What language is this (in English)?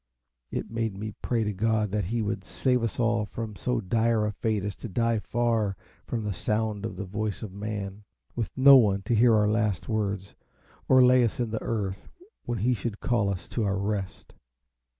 English